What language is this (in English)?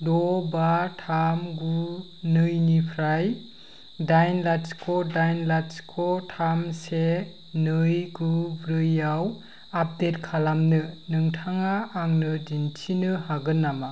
Bodo